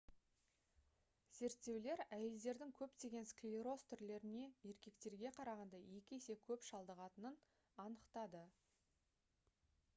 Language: Kazakh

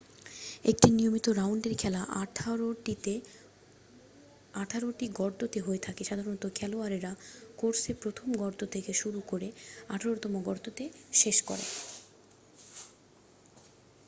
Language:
Bangla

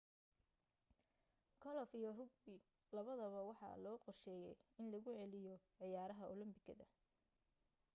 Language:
Somali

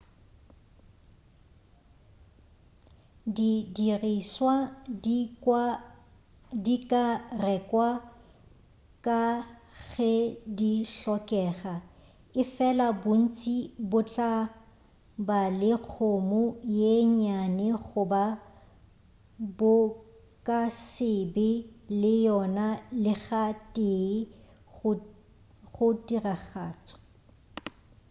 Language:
Northern Sotho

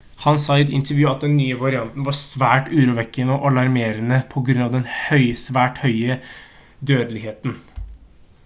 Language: Norwegian Bokmål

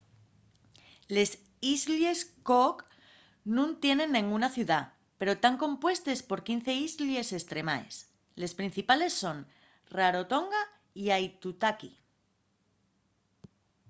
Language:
Asturian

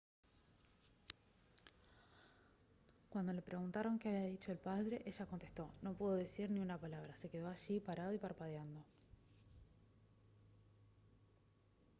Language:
Spanish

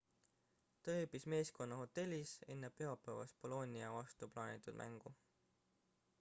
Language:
Estonian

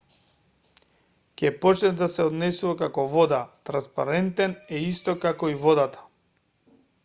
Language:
Macedonian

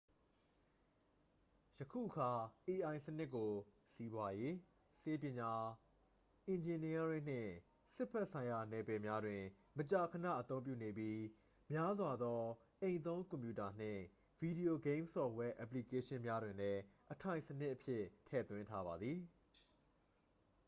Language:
Burmese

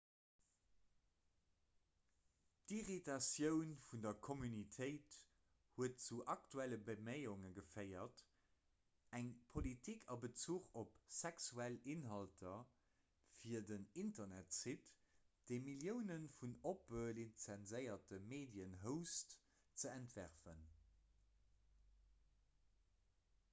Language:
Luxembourgish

